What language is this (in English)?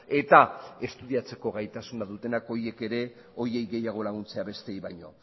Basque